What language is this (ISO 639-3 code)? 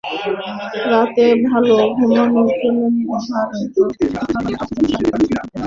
ben